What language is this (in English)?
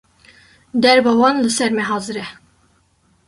Kurdish